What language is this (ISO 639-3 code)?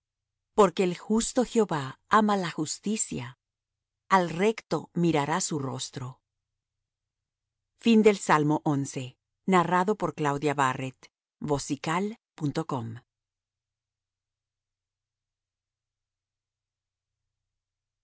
spa